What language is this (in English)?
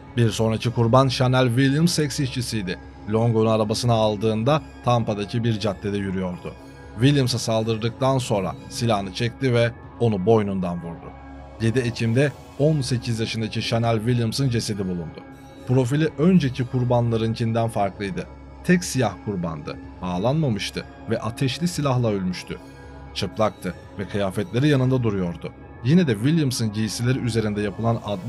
Turkish